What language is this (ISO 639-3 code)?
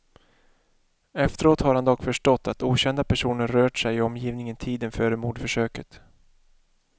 swe